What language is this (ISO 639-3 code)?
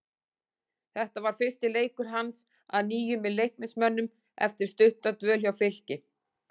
isl